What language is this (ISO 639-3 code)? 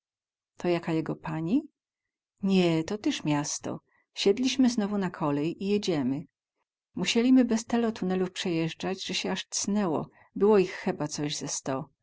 pol